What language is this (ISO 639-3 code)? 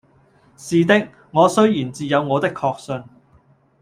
yue